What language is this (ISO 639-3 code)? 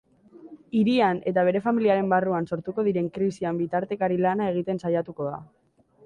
eus